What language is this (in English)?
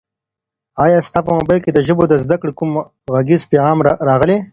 Pashto